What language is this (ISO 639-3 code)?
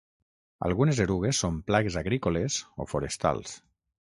cat